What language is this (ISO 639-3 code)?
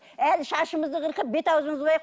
kaz